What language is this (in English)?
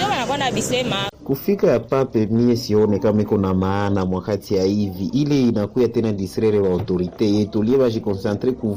Swahili